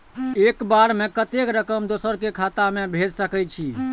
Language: Maithili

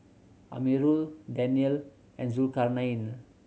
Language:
English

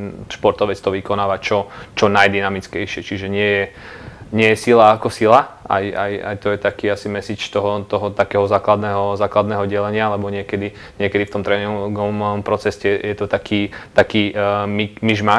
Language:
Slovak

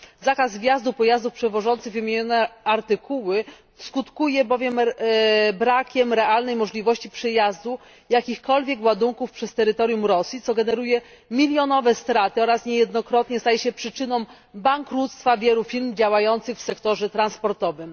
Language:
Polish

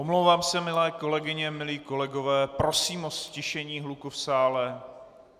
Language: Czech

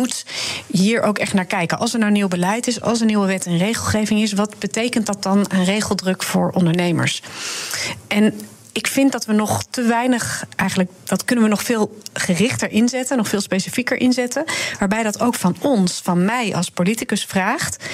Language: Dutch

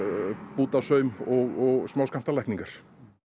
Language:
Icelandic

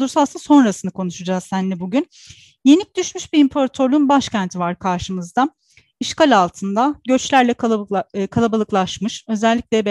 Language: Turkish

